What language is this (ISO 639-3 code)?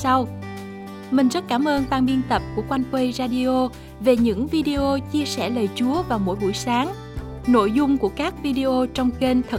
vie